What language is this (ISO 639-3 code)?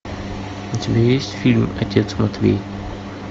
rus